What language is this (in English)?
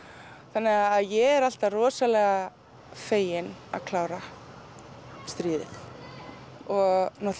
Icelandic